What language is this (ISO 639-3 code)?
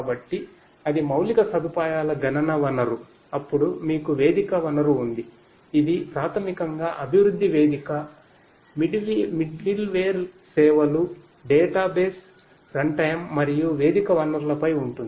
tel